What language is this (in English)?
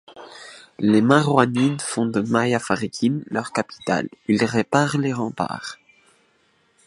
French